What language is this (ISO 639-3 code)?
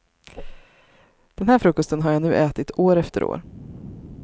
swe